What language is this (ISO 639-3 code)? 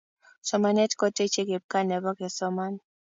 kln